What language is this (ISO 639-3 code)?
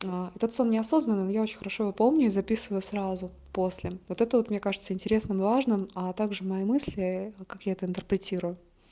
rus